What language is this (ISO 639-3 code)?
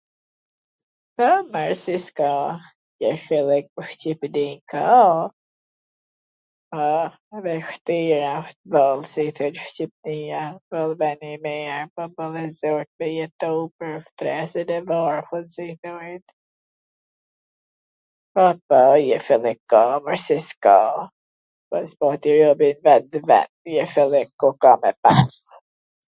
aln